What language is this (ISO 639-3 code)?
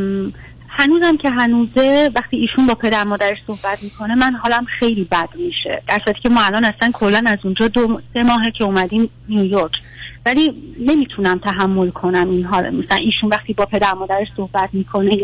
fas